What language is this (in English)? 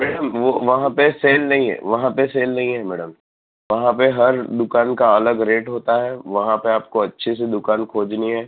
Gujarati